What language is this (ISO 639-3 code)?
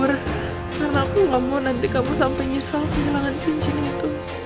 ind